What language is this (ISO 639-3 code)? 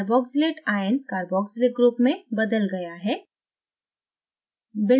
hin